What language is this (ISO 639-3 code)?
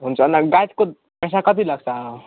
nep